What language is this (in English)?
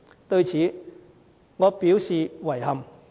Cantonese